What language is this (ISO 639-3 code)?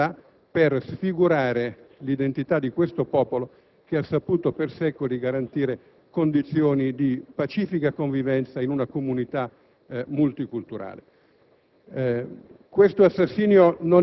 ita